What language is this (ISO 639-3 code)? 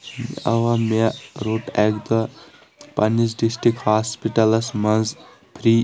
kas